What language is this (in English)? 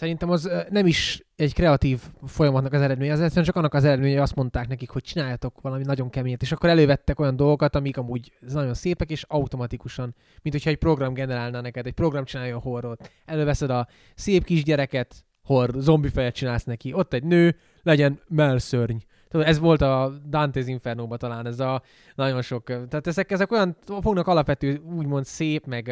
Hungarian